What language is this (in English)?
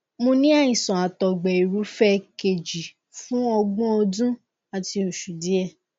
Yoruba